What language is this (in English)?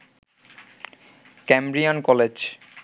Bangla